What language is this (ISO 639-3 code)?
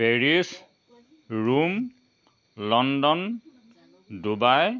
asm